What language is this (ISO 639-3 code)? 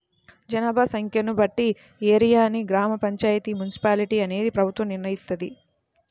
tel